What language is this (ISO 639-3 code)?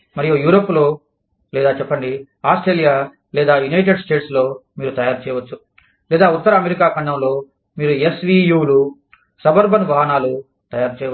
tel